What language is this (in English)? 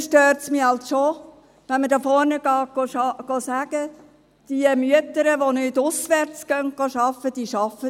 Swiss German